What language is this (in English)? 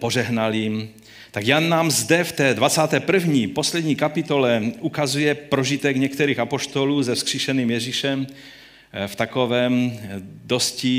Czech